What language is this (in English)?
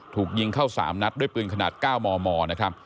Thai